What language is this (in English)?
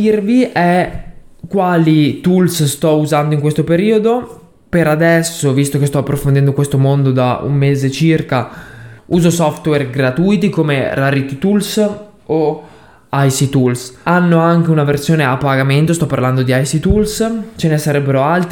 Italian